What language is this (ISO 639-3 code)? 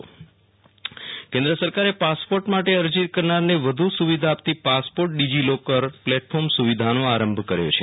guj